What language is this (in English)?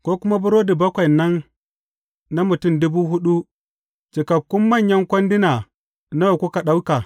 Hausa